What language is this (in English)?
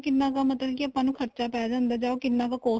Punjabi